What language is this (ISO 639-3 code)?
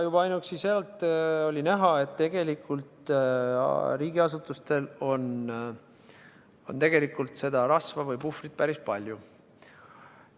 est